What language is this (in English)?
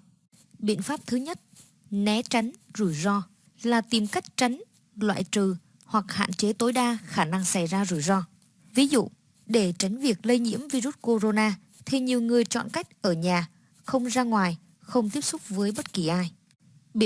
Vietnamese